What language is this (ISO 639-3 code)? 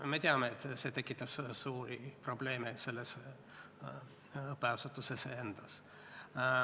est